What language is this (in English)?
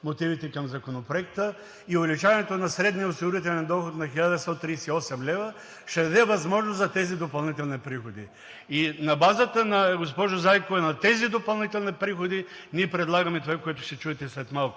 Bulgarian